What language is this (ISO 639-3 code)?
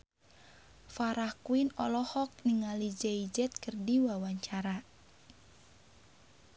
sun